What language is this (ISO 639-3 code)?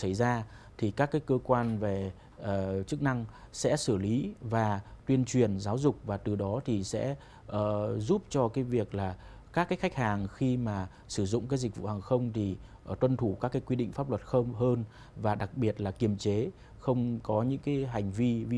vie